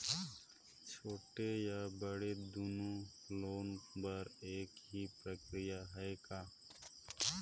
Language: Chhattisgarhi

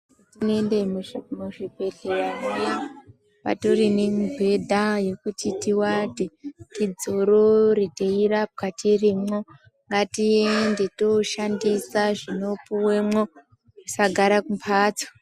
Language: Ndau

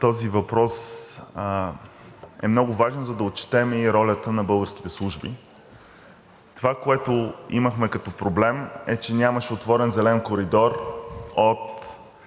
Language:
Bulgarian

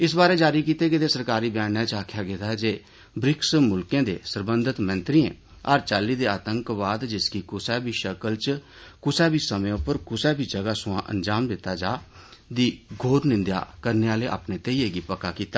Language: Dogri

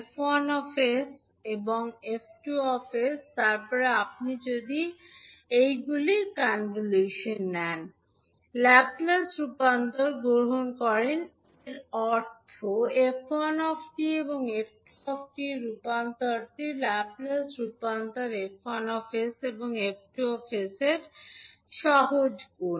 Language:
Bangla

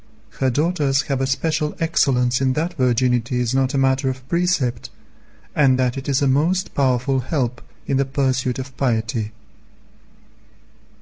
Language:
English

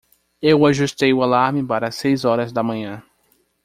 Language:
Portuguese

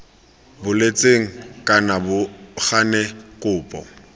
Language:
Tswana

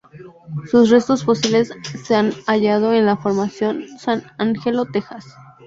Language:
Spanish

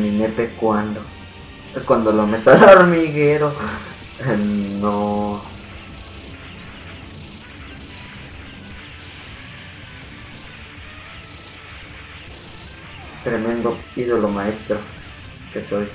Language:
Spanish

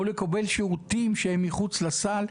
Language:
Hebrew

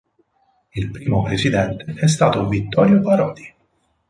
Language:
Italian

